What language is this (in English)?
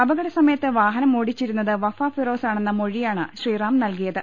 Malayalam